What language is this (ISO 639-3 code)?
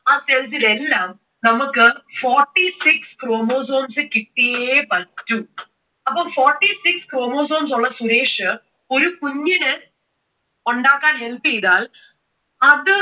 mal